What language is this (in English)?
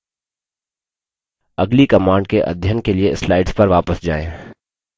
Hindi